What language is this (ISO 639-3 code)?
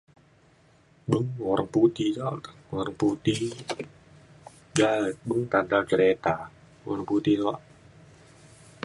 xkl